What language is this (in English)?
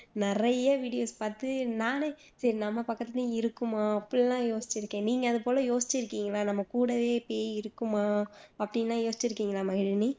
Tamil